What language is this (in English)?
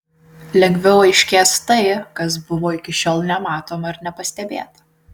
Lithuanian